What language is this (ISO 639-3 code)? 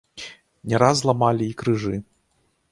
bel